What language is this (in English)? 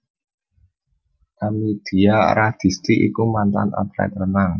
Javanese